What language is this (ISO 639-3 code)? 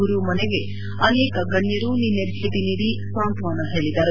kan